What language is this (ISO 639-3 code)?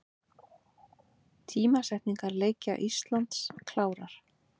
isl